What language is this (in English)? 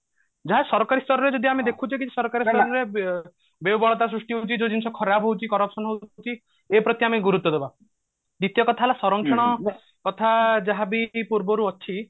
Odia